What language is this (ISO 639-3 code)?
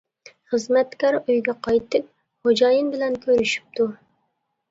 uig